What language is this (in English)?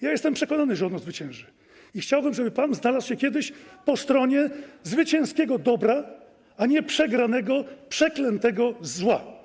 Polish